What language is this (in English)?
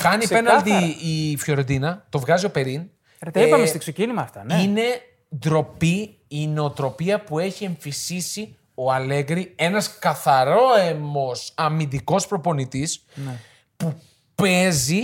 Greek